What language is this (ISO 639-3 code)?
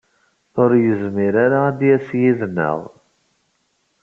kab